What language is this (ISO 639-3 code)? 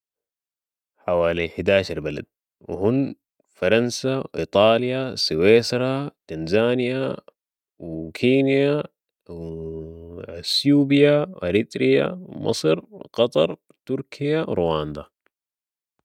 apd